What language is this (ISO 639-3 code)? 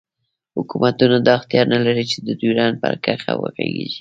pus